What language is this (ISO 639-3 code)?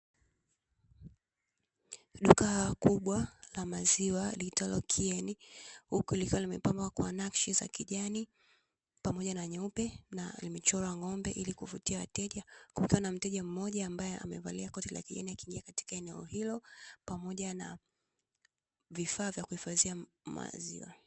swa